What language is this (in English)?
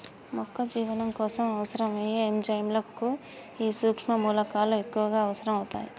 Telugu